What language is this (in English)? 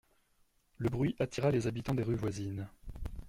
French